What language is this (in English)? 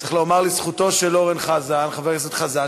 Hebrew